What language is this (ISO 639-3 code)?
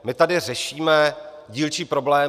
ces